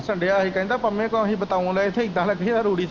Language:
Punjabi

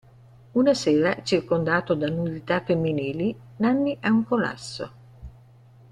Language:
Italian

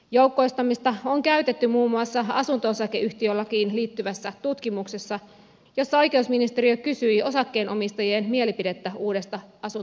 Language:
Finnish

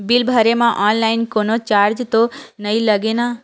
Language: Chhattisgarhi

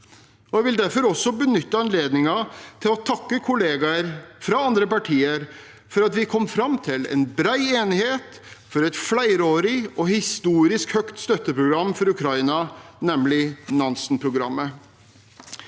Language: Norwegian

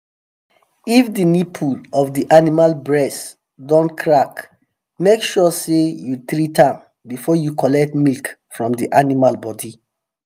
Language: Nigerian Pidgin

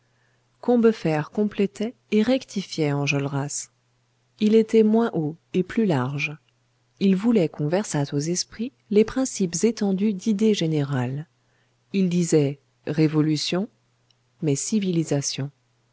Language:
French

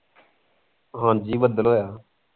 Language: Punjabi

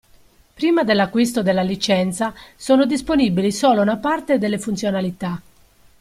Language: Italian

